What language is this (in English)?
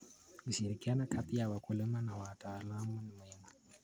Kalenjin